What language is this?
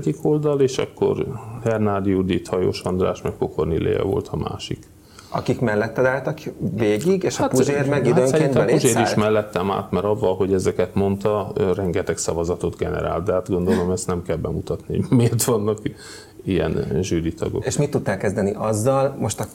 Hungarian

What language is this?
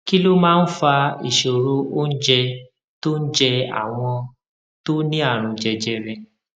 Yoruba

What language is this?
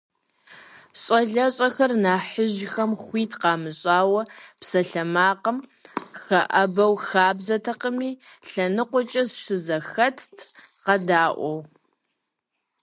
Kabardian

